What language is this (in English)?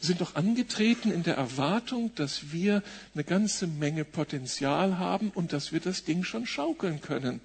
German